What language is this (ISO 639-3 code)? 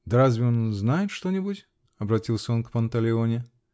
rus